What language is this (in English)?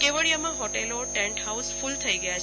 Gujarati